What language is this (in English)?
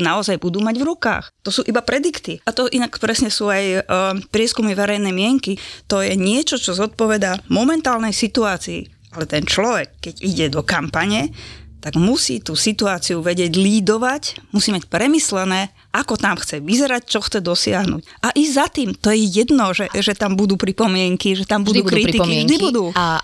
Slovak